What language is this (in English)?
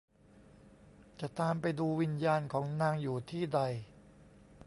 Thai